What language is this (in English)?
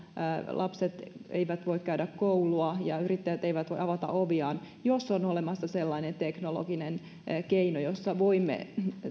Finnish